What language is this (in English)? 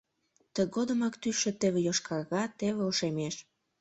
Mari